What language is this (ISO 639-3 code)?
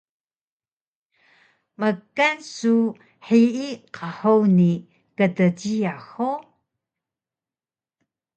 trv